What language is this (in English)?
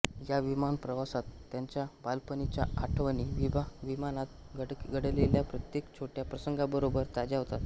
Marathi